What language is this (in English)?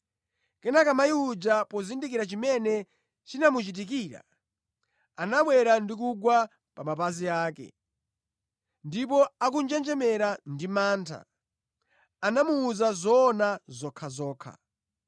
Nyanja